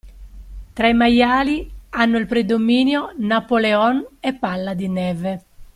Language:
Italian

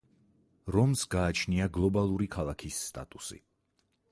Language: Georgian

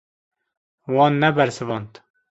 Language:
Kurdish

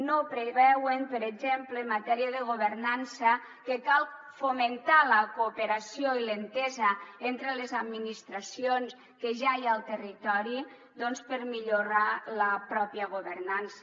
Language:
Catalan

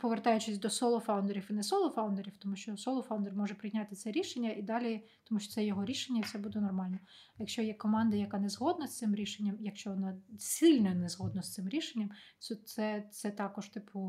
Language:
Ukrainian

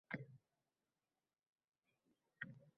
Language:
Uzbek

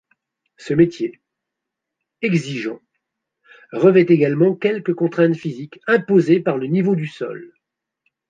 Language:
French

